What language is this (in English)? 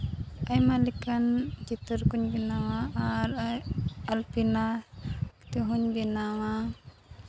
Santali